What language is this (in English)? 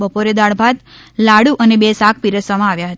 Gujarati